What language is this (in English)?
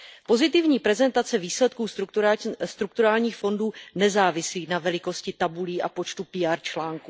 Czech